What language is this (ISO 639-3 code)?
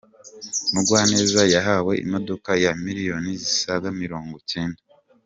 kin